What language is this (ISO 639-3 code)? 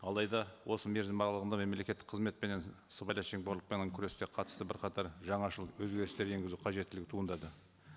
kaz